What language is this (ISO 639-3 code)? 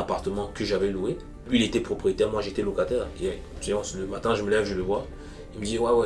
fra